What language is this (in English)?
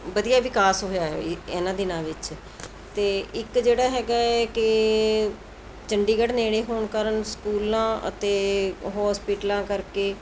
Punjabi